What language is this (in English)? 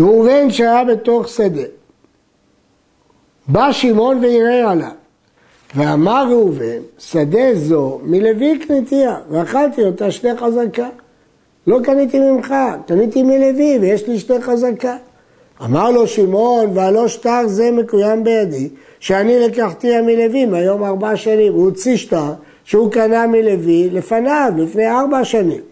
Hebrew